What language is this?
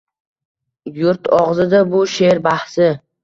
Uzbek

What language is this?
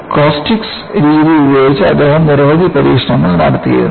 Malayalam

